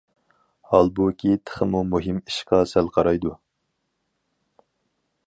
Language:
Uyghur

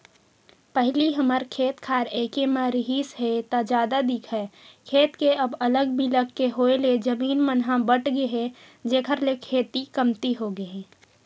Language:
Chhattisgarhi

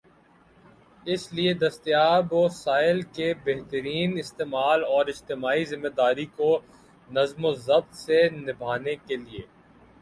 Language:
Urdu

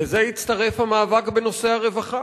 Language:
Hebrew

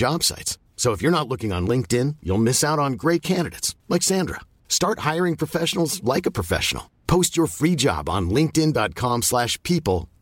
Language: Filipino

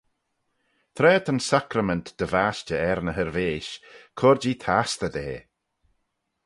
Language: Manx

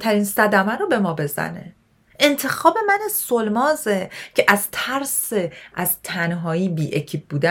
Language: Persian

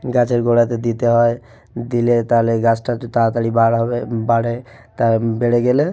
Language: Bangla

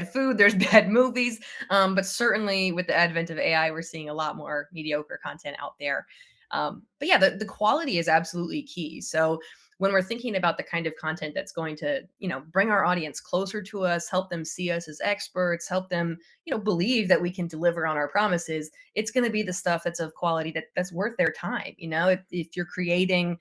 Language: English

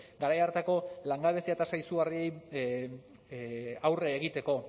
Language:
Basque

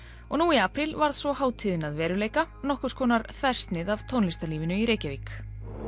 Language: Icelandic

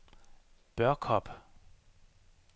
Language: Danish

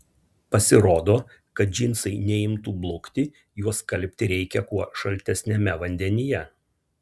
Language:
Lithuanian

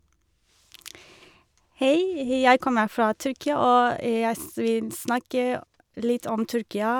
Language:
Norwegian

